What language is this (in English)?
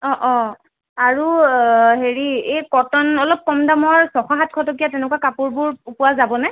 Assamese